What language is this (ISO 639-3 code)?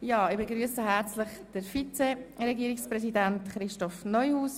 gsw